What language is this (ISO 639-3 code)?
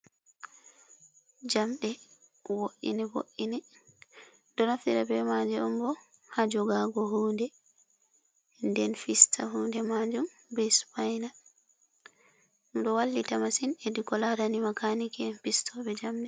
ful